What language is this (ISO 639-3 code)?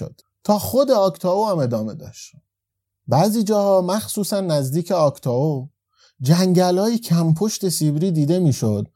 fas